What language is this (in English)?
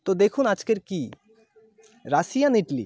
Bangla